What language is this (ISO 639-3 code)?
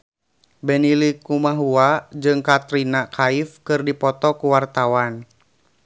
sun